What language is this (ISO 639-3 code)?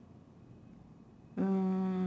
eng